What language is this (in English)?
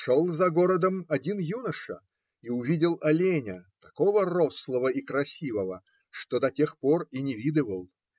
Russian